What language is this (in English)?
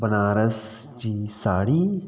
Sindhi